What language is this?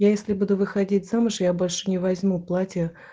Russian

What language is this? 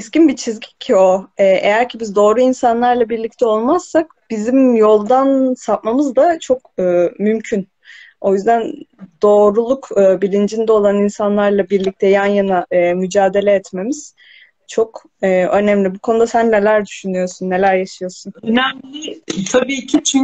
Turkish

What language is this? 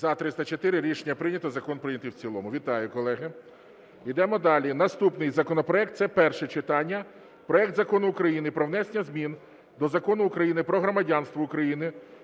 Ukrainian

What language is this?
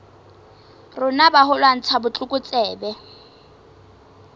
Southern Sotho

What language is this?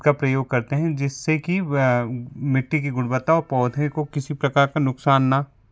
Hindi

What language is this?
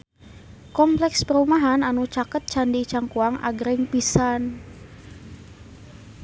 Sundanese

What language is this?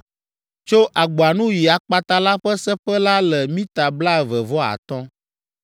Ewe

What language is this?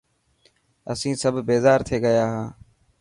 Dhatki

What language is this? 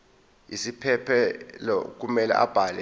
Zulu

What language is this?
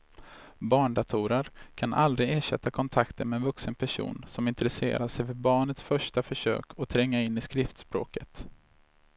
Swedish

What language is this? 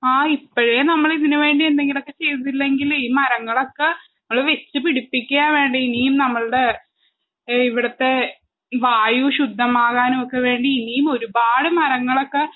Malayalam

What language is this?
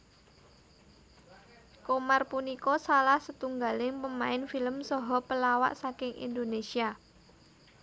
Javanese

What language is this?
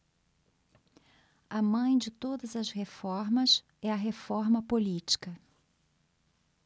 Portuguese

